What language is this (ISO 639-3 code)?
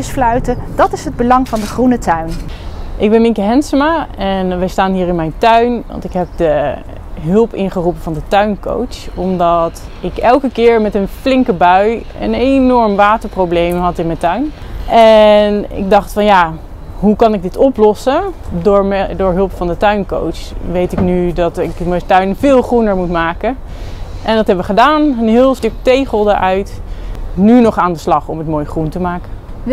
nld